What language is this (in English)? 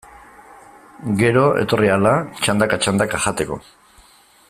Basque